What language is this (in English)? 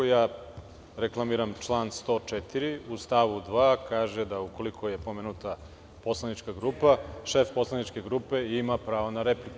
Serbian